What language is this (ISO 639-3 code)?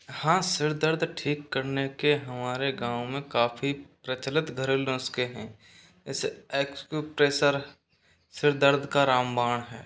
hin